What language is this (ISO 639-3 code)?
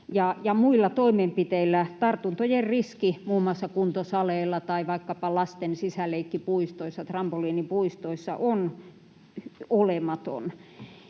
fin